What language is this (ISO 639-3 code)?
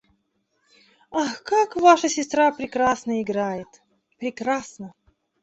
rus